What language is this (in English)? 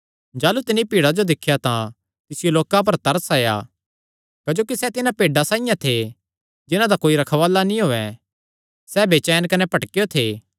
Kangri